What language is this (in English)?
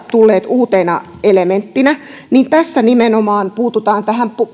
Finnish